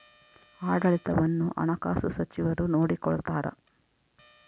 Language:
Kannada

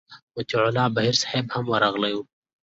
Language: Pashto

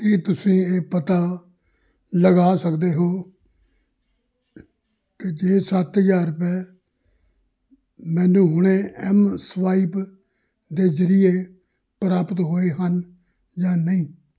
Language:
Punjabi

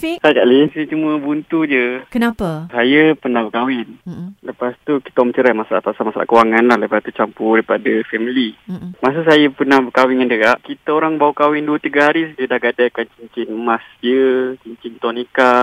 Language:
Malay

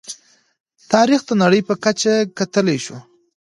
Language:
Pashto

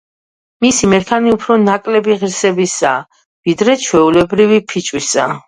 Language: Georgian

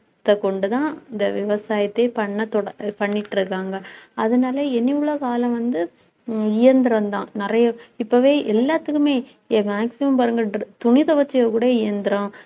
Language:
Tamil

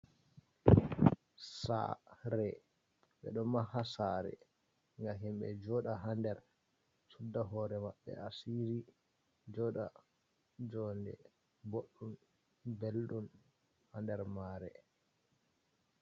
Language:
Fula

